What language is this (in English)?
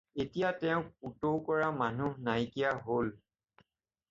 Assamese